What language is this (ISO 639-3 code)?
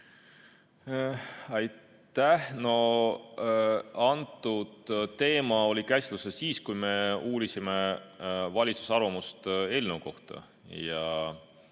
est